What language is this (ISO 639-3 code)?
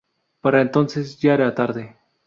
spa